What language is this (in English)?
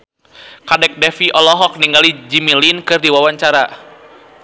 Sundanese